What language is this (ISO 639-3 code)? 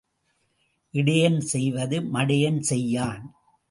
tam